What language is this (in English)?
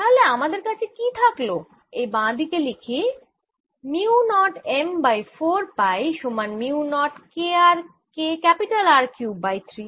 Bangla